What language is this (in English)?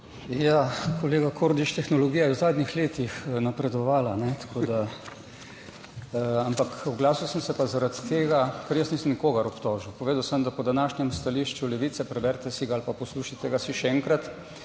Slovenian